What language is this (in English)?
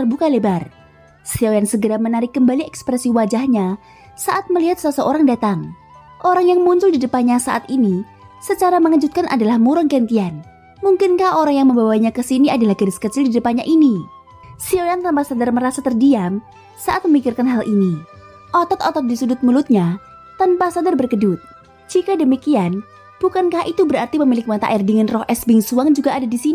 Indonesian